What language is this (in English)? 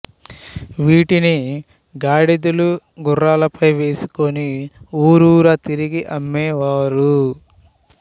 Telugu